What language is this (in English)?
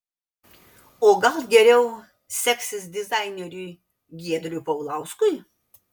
Lithuanian